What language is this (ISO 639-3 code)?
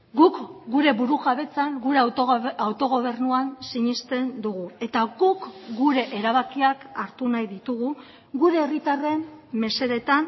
eus